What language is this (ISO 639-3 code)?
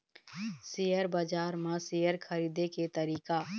hne